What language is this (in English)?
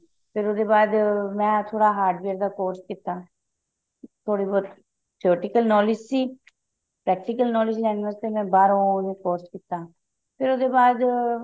Punjabi